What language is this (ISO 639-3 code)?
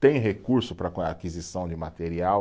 por